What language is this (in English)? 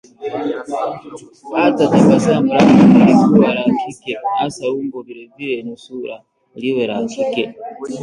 Swahili